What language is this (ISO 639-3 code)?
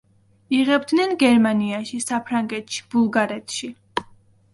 kat